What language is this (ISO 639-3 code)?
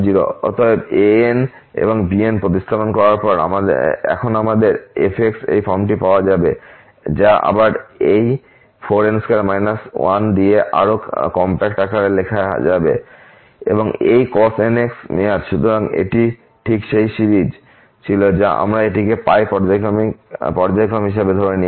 ben